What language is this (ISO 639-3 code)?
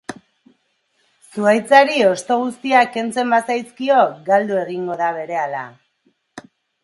eus